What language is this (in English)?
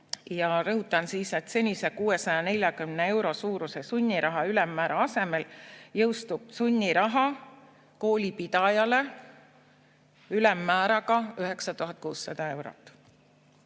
Estonian